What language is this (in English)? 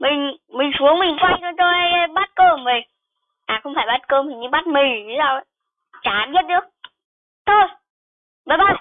Vietnamese